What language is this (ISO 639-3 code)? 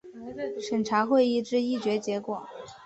zho